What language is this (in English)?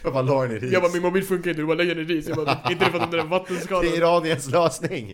Swedish